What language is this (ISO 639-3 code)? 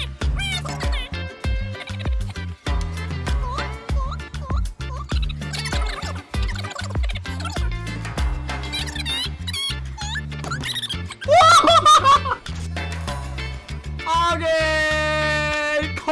kor